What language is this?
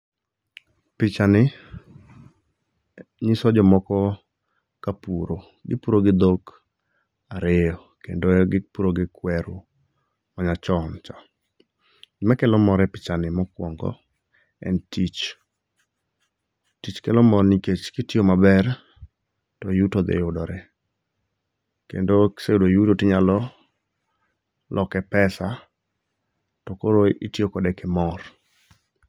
Luo (Kenya and Tanzania)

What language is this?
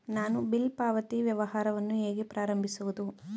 Kannada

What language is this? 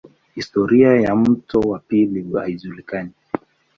Swahili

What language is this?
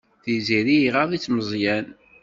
Kabyle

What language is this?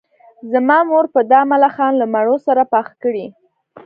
Pashto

